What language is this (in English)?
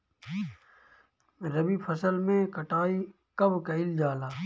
Bhojpuri